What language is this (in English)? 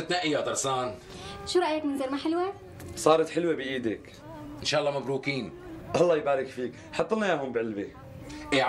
Arabic